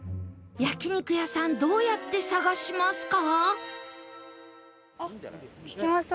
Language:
Japanese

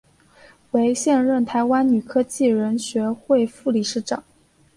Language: Chinese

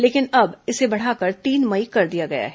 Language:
Hindi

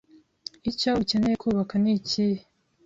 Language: Kinyarwanda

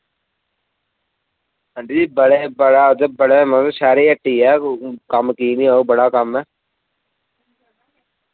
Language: Dogri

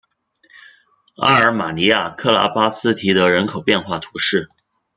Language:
Chinese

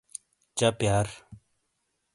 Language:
Shina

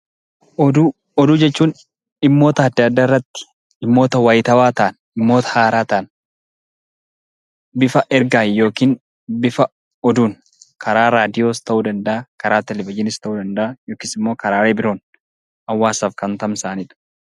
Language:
Oromo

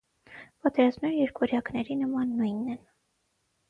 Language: Armenian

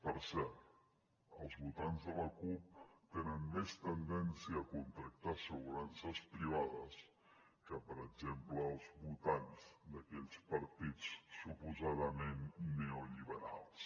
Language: Catalan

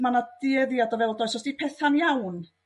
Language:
Welsh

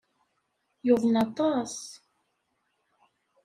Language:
Kabyle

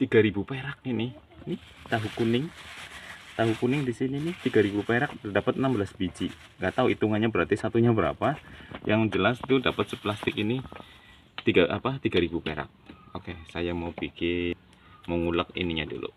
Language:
Indonesian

